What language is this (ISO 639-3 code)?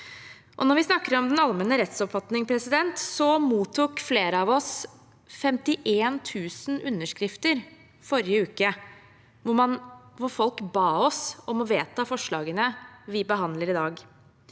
nor